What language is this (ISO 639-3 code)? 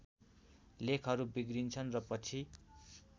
nep